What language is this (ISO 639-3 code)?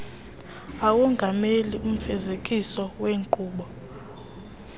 xho